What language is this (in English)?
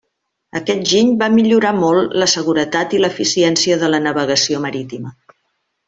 Catalan